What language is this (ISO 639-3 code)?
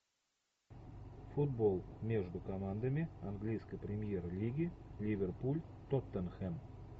rus